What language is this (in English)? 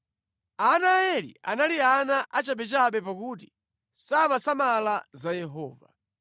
Nyanja